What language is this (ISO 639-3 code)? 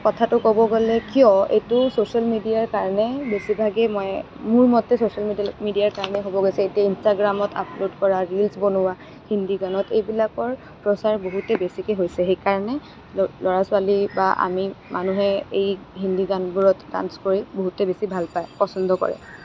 asm